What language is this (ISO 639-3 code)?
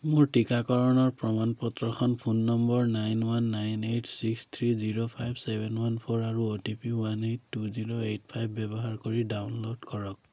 asm